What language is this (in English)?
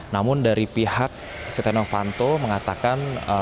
Indonesian